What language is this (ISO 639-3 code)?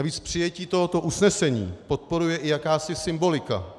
ces